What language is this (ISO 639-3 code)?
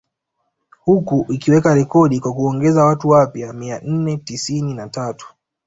swa